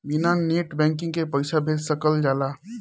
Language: Bhojpuri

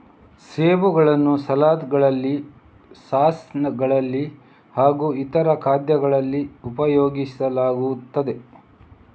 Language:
Kannada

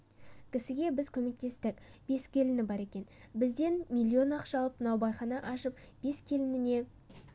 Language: Kazakh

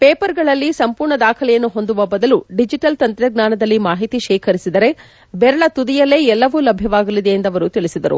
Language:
Kannada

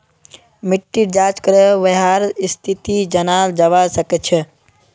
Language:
Magahi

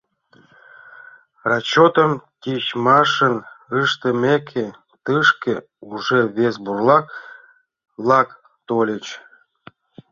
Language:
Mari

